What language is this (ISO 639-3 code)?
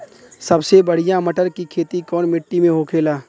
bho